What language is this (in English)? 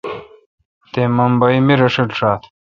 Kalkoti